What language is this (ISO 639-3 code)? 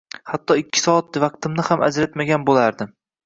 uzb